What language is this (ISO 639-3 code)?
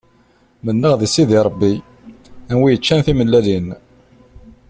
kab